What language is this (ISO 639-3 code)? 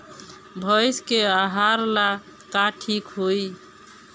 bho